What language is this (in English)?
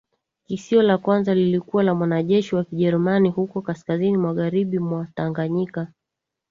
Swahili